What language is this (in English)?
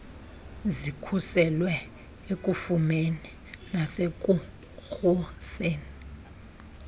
Xhosa